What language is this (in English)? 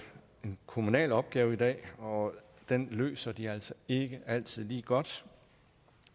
Danish